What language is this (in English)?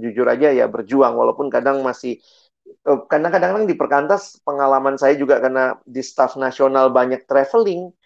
Indonesian